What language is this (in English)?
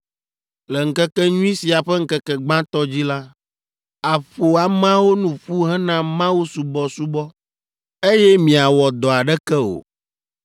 Ewe